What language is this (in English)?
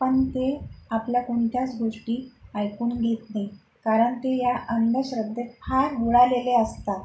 Marathi